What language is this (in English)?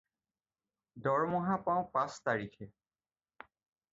Assamese